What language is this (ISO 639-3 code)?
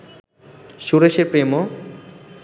ben